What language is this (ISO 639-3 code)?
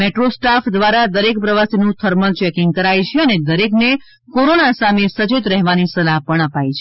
guj